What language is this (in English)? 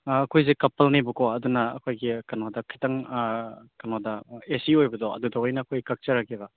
Manipuri